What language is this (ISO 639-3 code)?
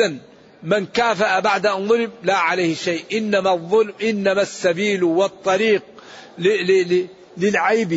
ara